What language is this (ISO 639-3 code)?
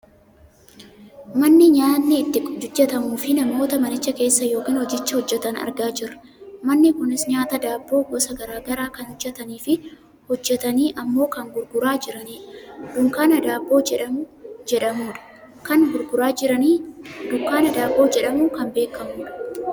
orm